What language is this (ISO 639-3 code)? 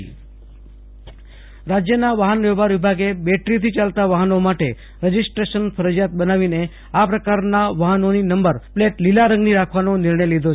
guj